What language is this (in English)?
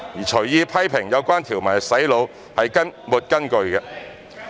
Cantonese